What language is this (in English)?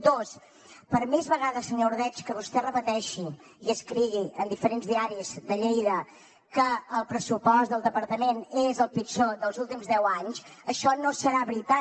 Catalan